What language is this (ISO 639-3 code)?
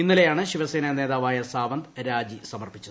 mal